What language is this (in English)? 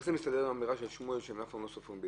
Hebrew